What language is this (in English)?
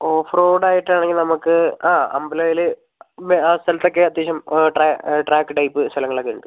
Malayalam